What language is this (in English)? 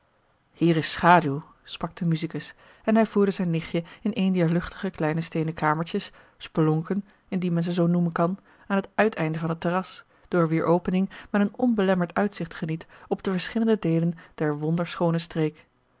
Dutch